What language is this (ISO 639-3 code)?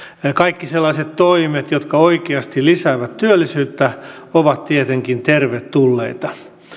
fin